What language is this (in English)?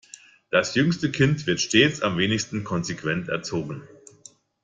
German